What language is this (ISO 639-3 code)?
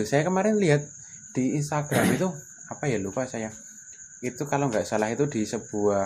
ind